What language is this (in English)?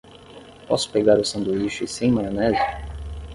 Portuguese